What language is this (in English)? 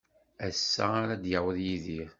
Kabyle